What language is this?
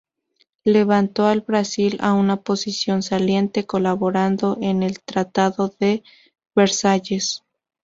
Spanish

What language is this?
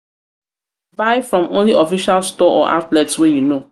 Nigerian Pidgin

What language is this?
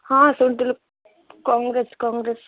Odia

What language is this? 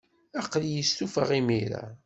Kabyle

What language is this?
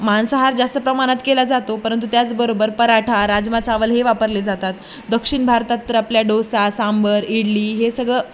Marathi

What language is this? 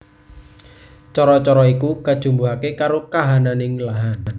Javanese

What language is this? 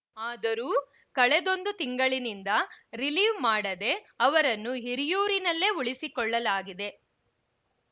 Kannada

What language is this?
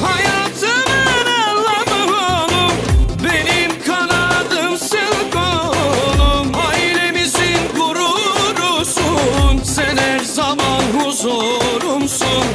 Turkish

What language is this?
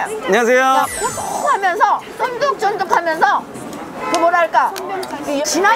Korean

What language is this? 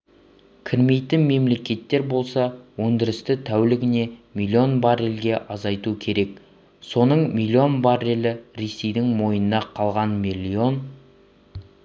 Kazakh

